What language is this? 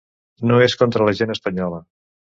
Catalan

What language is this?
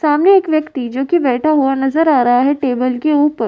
Hindi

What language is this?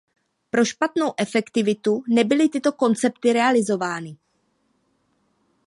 Czech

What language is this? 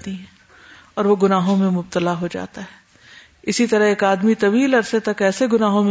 Urdu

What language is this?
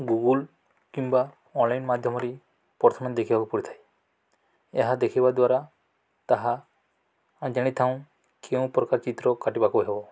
Odia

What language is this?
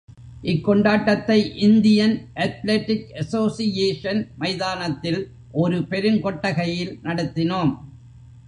Tamil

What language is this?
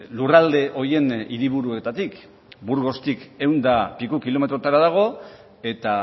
Basque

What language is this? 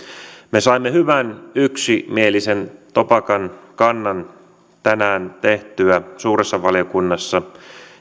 Finnish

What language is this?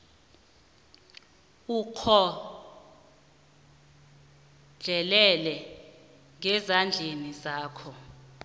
South Ndebele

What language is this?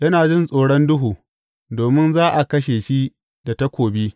Hausa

